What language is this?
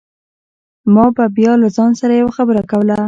Pashto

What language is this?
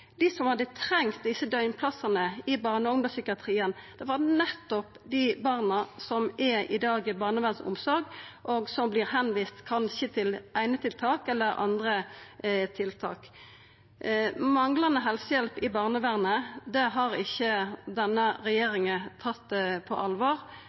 Norwegian Nynorsk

